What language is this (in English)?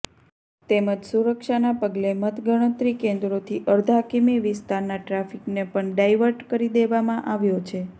Gujarati